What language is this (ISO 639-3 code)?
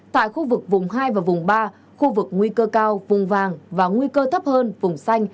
vie